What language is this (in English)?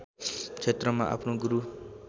Nepali